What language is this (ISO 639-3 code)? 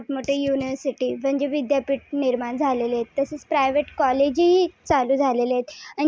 mar